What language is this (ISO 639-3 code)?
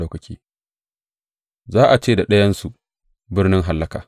hau